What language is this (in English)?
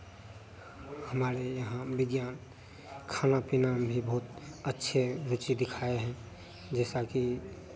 Hindi